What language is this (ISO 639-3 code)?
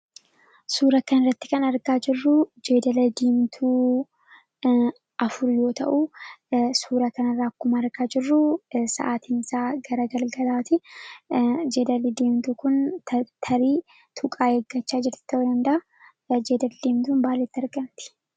orm